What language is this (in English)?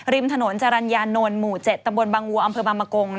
Thai